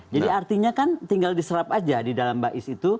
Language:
Indonesian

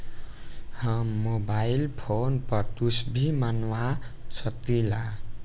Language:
Bhojpuri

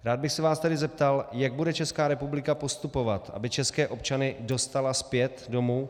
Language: Czech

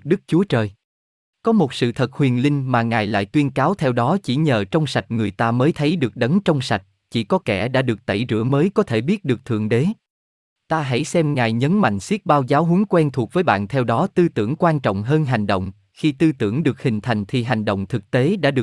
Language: Vietnamese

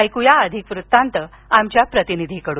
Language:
Marathi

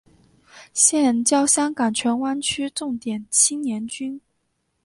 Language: Chinese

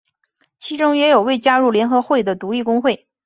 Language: Chinese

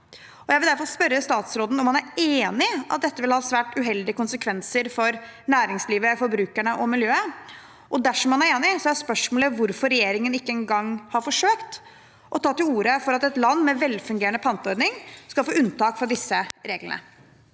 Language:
Norwegian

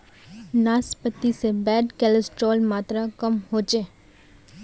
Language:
Magahi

